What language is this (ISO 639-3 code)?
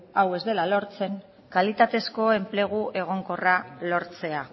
eus